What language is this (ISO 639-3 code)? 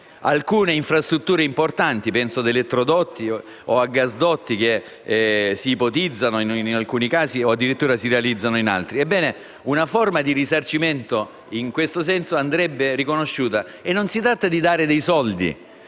ita